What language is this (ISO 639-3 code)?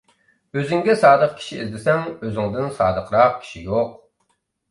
uig